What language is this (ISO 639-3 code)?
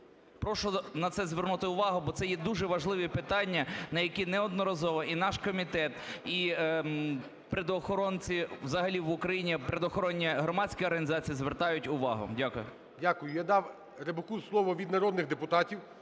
ukr